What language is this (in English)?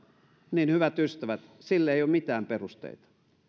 Finnish